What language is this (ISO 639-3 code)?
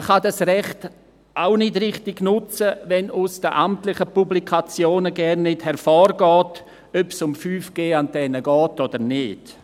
gsw